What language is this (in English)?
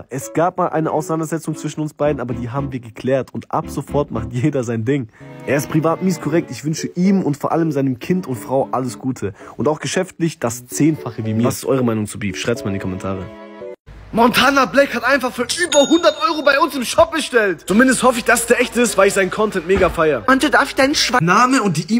German